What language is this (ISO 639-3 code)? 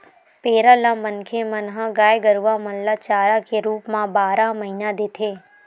hne